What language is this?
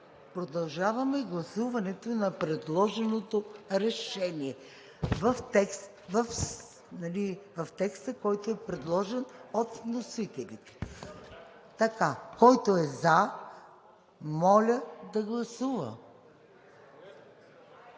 Bulgarian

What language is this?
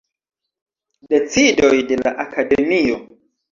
Esperanto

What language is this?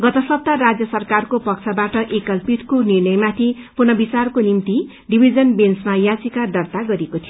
Nepali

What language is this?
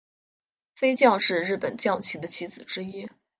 Chinese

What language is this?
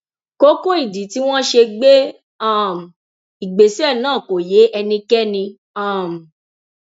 Yoruba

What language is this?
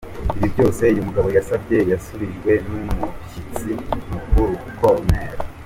Kinyarwanda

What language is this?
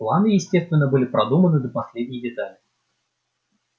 Russian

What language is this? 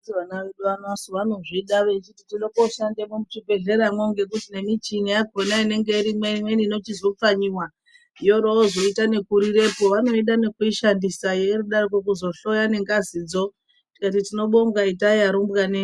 Ndau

